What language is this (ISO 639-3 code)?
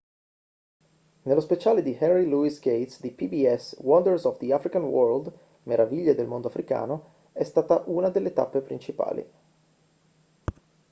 ita